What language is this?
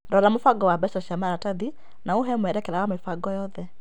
Kikuyu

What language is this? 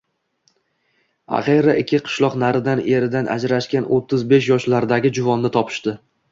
Uzbek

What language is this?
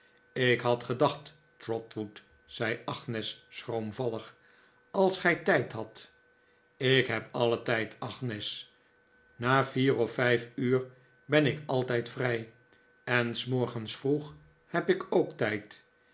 Dutch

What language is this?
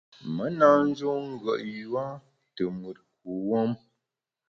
Bamun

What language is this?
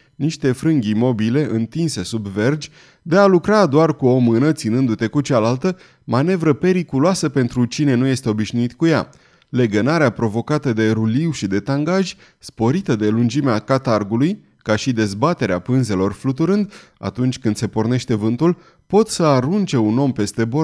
Romanian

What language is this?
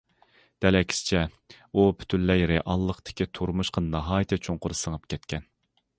Uyghur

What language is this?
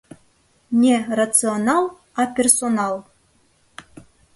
Mari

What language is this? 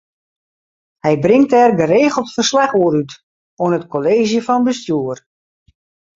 Western Frisian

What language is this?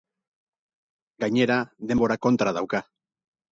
Basque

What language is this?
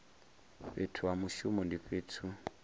Venda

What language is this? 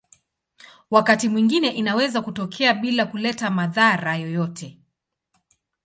Swahili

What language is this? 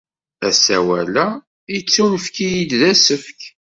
Kabyle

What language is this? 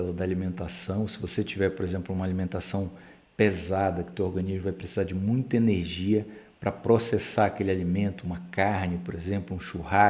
Portuguese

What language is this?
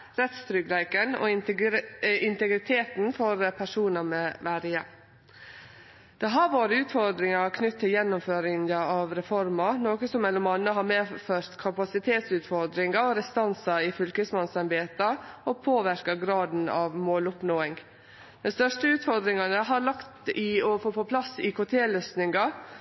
Norwegian Nynorsk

